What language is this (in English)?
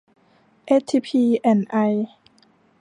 Thai